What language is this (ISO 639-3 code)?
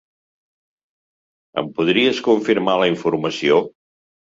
cat